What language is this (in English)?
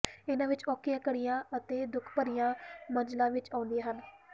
Punjabi